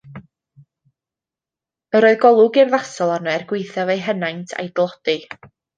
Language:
Welsh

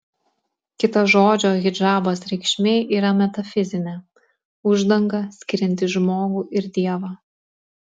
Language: Lithuanian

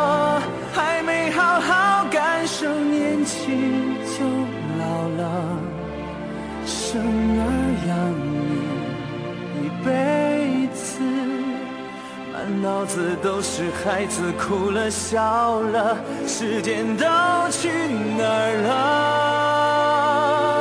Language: Chinese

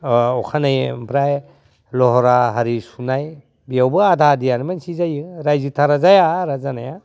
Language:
Bodo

